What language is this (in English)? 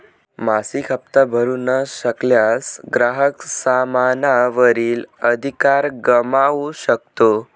Marathi